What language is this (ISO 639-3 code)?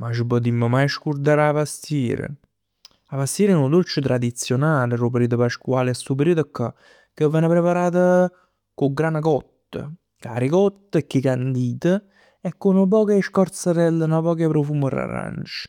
nap